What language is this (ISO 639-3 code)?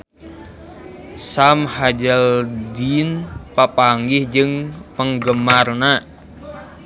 sun